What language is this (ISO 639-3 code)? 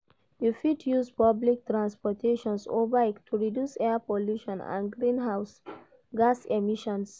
pcm